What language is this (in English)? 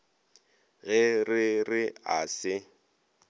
Northern Sotho